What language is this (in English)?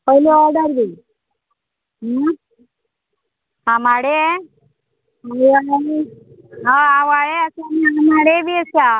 Konkani